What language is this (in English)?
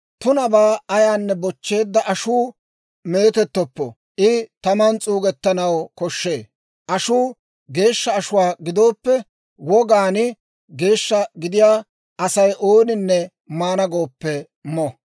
Dawro